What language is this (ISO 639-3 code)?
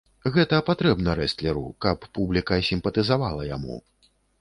bel